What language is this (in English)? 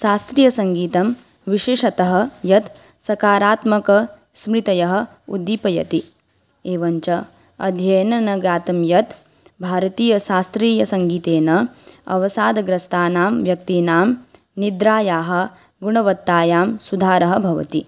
Sanskrit